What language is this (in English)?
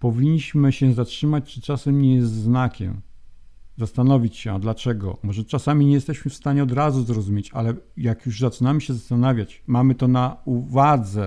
Polish